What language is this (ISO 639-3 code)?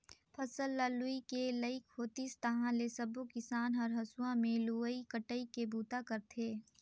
hne